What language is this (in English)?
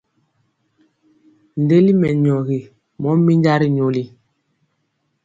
Mpiemo